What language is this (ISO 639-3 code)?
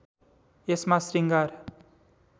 nep